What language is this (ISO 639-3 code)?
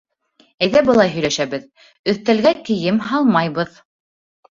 bak